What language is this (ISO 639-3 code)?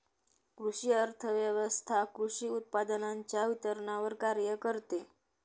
mar